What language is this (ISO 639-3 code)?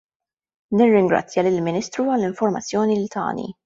mlt